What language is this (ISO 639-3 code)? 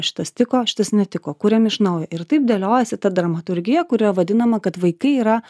lit